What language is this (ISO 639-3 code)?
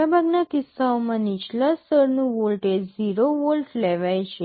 guj